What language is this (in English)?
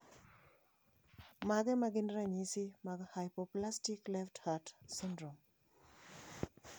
Luo (Kenya and Tanzania)